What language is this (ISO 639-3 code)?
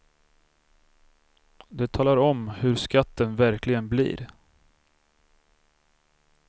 swe